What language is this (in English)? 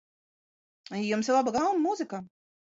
Latvian